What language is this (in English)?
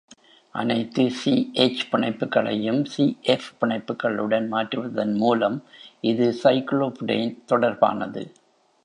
Tamil